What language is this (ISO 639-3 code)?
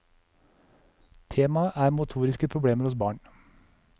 nor